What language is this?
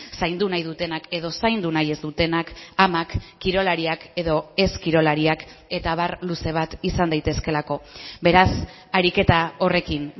Basque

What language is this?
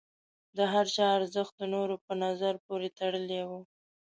Pashto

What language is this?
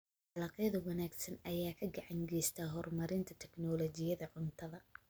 Somali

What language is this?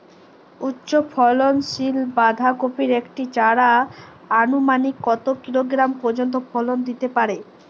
Bangla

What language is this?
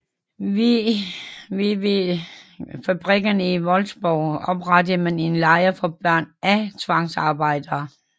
Danish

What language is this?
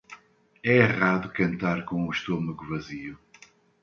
Portuguese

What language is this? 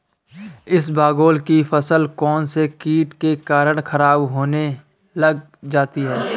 Hindi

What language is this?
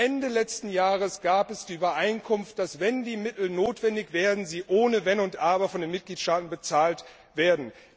German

